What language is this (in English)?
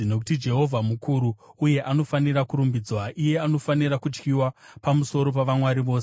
Shona